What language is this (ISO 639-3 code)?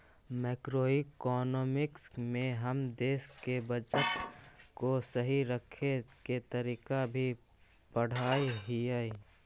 mag